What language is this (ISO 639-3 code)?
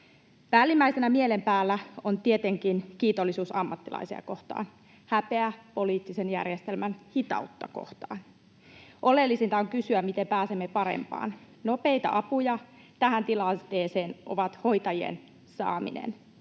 fin